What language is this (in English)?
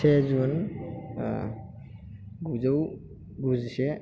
Bodo